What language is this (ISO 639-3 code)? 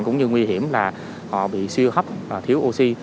vie